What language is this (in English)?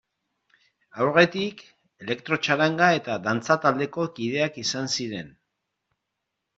Basque